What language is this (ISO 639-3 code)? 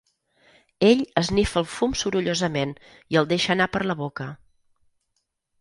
cat